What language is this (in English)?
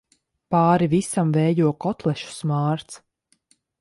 Latvian